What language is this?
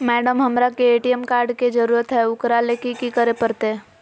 Magahi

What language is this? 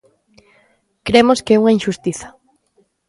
Galician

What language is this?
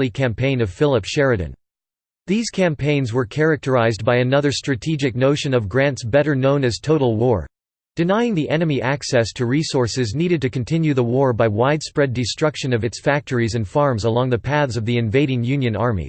English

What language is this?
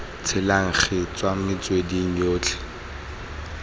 Tswana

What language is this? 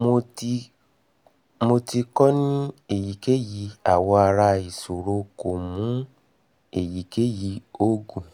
Yoruba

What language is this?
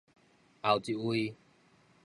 Min Nan Chinese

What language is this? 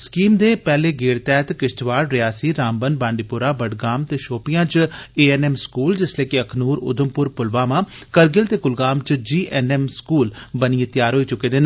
Dogri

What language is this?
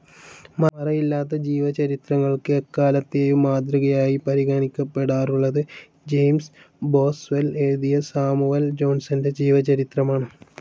Malayalam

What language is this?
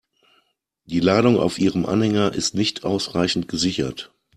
German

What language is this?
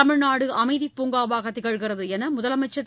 Tamil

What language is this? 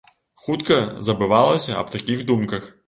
Belarusian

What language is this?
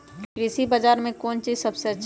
Magahi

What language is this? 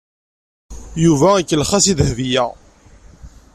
Kabyle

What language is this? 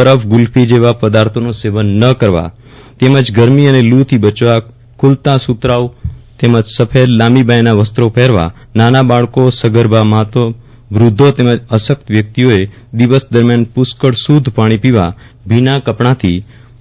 Gujarati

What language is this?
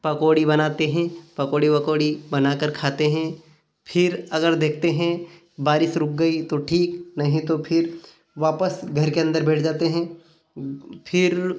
Hindi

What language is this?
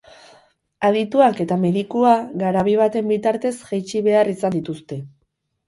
Basque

